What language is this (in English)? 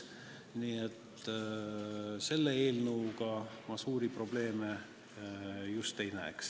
Estonian